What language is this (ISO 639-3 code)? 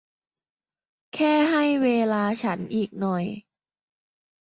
tha